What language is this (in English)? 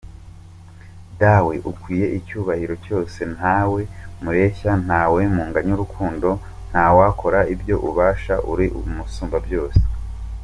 Kinyarwanda